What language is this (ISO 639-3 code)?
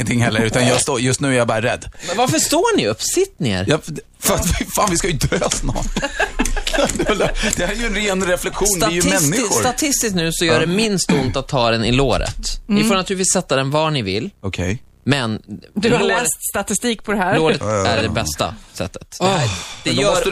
swe